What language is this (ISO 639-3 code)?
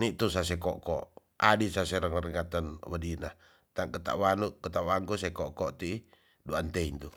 txs